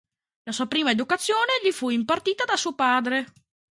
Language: Italian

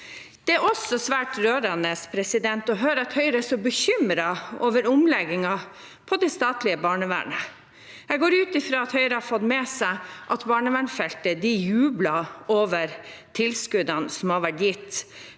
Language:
Norwegian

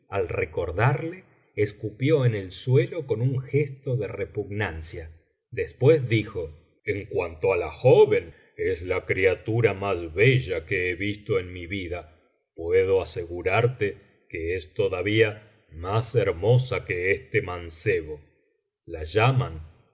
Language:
Spanish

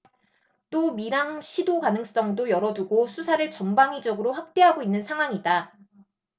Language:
Korean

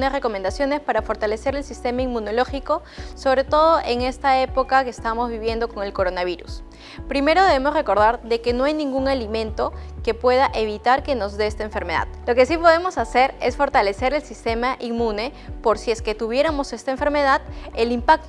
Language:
Spanish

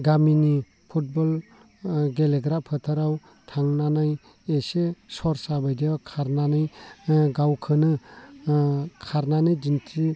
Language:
Bodo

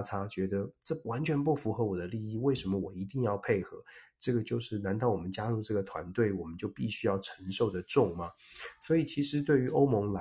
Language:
Chinese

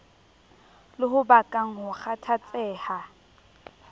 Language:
Southern Sotho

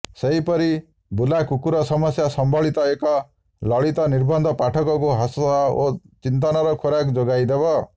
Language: Odia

